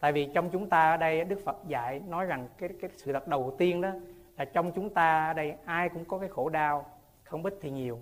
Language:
Vietnamese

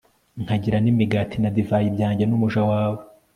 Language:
Kinyarwanda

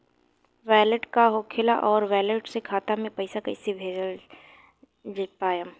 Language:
Bhojpuri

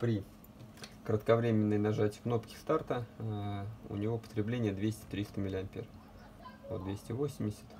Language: Russian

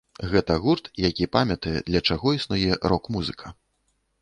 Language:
Belarusian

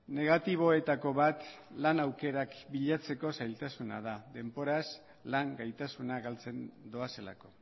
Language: Basque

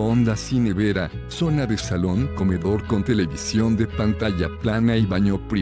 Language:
Spanish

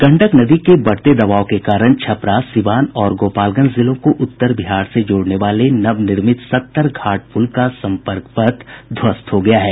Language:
Hindi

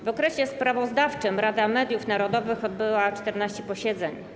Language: Polish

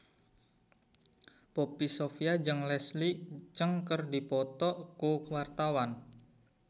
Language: Sundanese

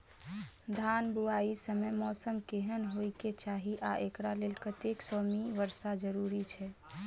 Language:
Maithili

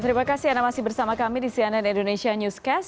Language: Indonesian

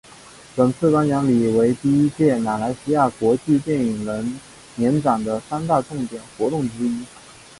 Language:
Chinese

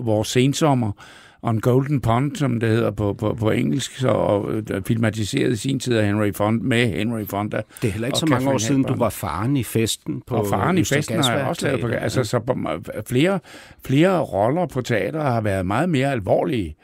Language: Danish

